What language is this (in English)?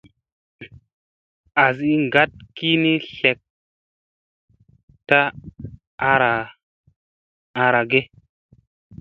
Musey